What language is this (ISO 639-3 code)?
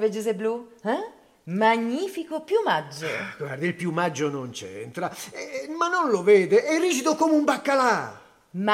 ita